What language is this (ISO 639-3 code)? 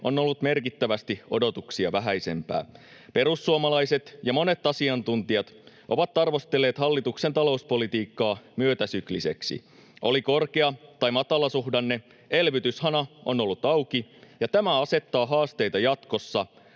fin